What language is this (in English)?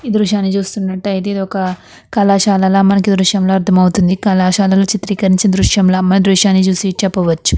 Telugu